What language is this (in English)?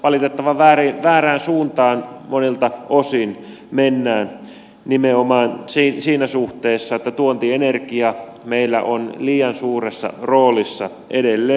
Finnish